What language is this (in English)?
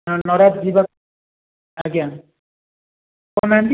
Odia